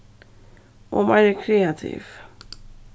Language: Faroese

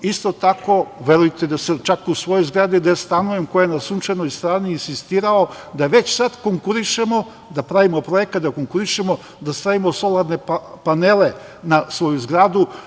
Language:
Serbian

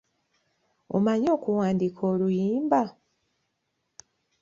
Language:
Ganda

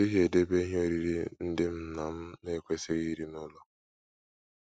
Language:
Igbo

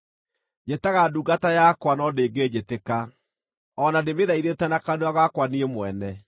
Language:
Kikuyu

